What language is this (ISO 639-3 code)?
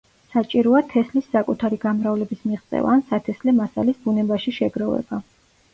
kat